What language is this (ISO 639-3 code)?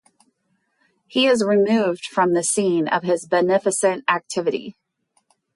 eng